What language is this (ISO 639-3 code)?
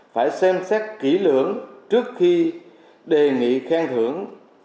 vie